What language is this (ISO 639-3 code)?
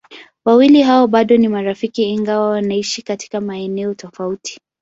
swa